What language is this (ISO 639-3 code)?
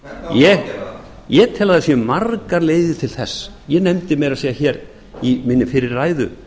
isl